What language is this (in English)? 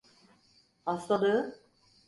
Turkish